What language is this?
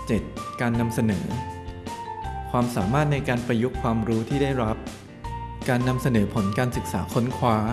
Thai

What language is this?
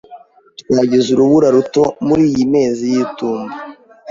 Kinyarwanda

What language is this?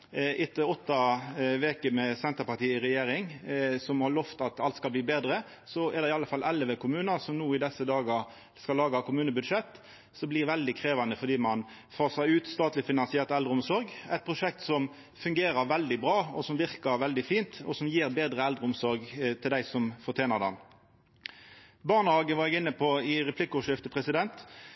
Norwegian Nynorsk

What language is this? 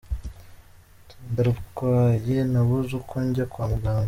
Kinyarwanda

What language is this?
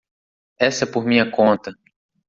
Portuguese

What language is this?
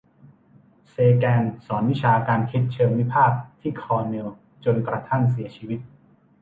Thai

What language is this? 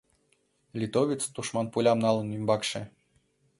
Mari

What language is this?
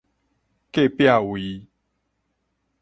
Min Nan Chinese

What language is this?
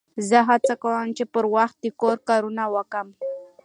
Pashto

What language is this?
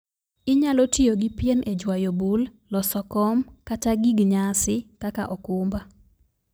Luo (Kenya and Tanzania)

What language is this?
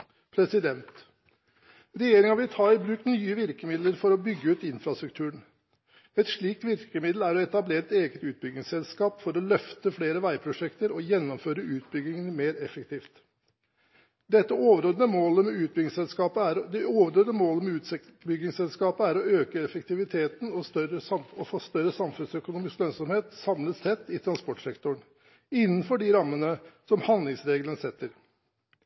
Norwegian Bokmål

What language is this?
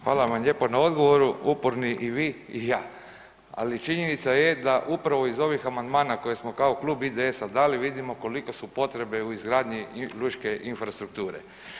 Croatian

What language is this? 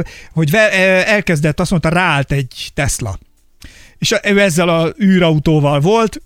Hungarian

